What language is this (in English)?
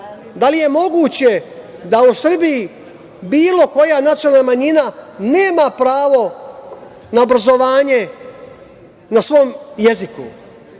Serbian